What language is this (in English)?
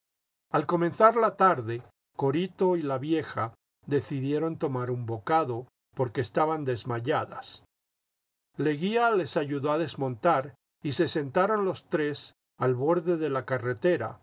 Spanish